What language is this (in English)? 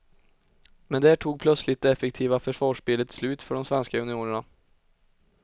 Swedish